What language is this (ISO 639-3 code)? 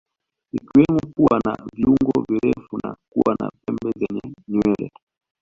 swa